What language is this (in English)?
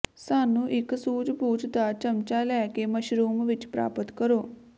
Punjabi